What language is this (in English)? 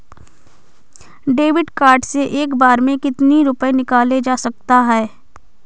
Hindi